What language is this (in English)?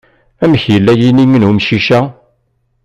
Kabyle